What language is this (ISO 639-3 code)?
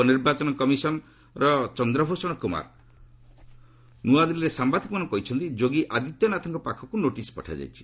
ori